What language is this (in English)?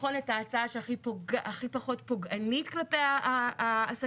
Hebrew